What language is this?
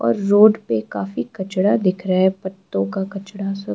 Hindi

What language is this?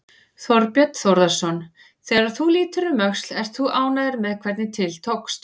Icelandic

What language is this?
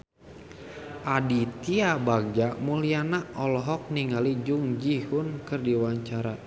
Sundanese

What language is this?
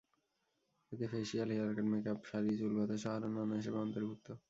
Bangla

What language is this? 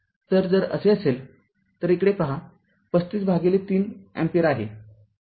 Marathi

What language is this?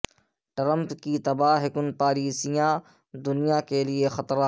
Urdu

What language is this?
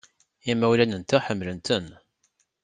Kabyle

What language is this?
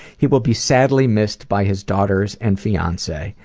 English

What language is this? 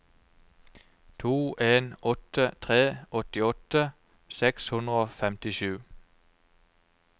Norwegian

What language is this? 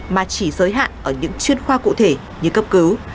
Vietnamese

